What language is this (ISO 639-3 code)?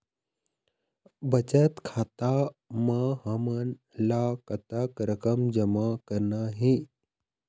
hne